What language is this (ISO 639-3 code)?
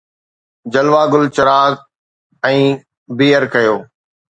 snd